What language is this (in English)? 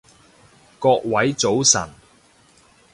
Cantonese